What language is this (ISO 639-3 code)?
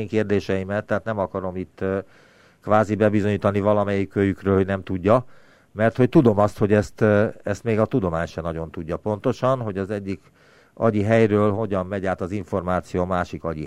hun